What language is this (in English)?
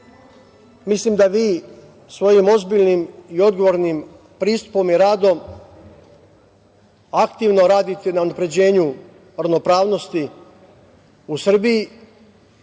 Serbian